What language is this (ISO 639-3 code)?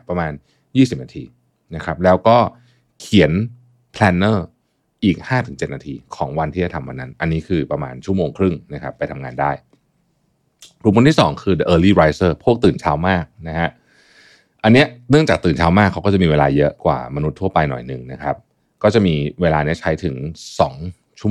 tha